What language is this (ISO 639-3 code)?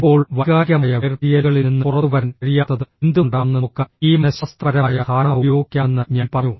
mal